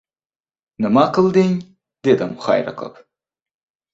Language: Uzbek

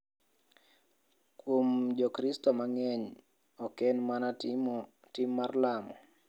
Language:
Luo (Kenya and Tanzania)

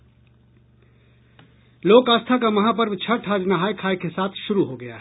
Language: Hindi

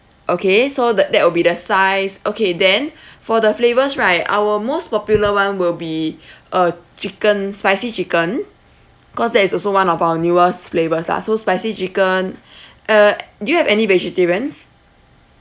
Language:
English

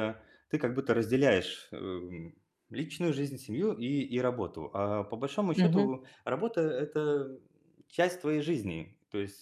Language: Russian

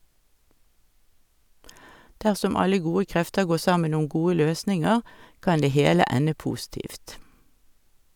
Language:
Norwegian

